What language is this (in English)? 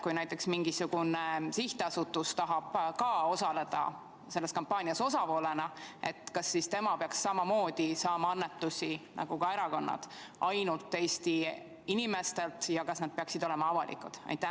Estonian